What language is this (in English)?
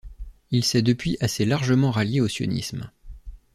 French